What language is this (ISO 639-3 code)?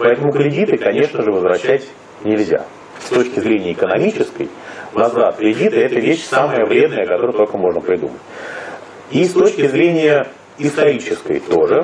rus